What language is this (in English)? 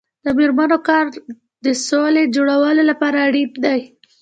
Pashto